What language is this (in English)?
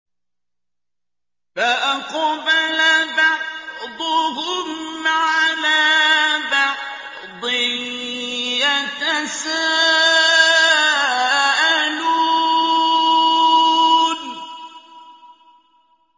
Arabic